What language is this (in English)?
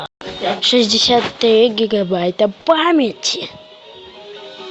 Russian